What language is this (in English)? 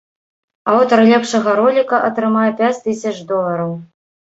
Belarusian